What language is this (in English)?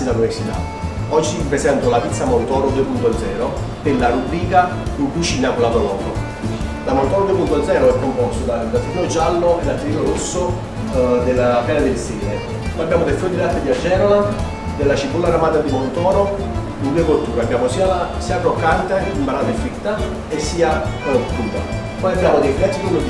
Italian